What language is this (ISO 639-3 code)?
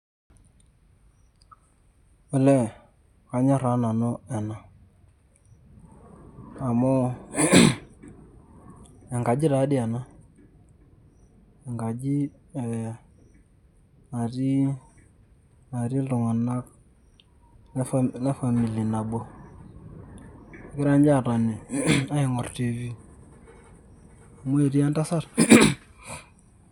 mas